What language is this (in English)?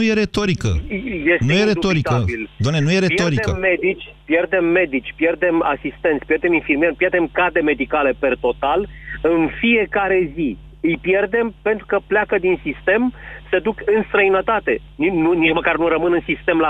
Romanian